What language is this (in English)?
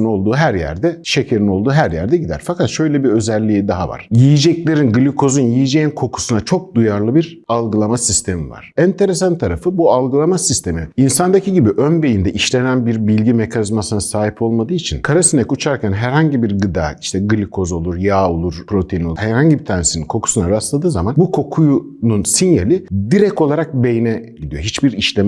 Turkish